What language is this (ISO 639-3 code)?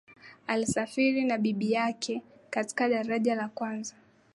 swa